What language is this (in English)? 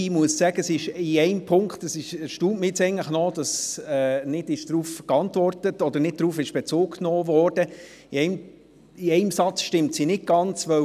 Swiss German